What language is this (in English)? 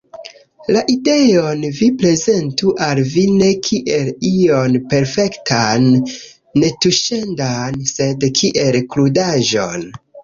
Esperanto